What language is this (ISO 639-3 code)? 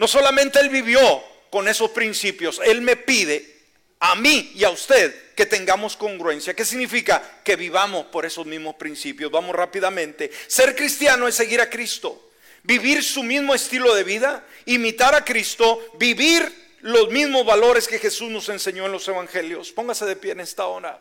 spa